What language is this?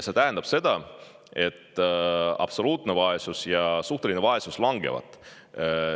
Estonian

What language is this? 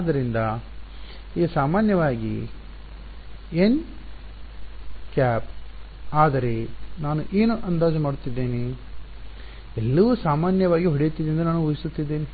Kannada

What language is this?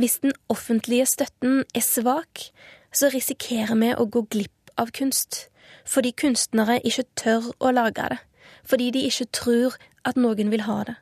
Swedish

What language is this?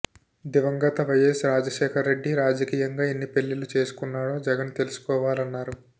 Telugu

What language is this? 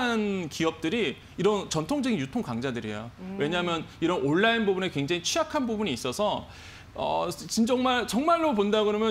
Korean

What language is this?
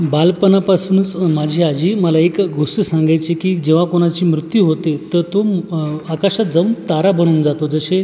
Marathi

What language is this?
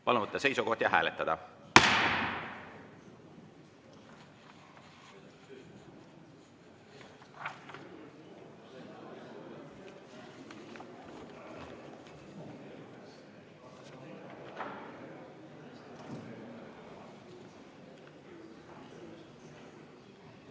Estonian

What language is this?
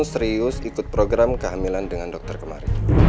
Indonesian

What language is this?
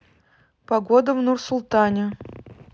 Russian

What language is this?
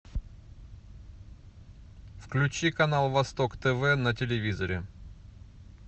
Russian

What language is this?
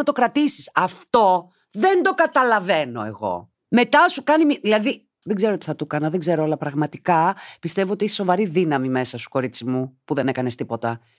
Greek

